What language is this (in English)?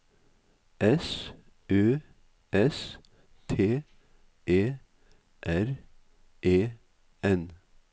Norwegian